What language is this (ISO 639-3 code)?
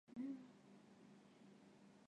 zho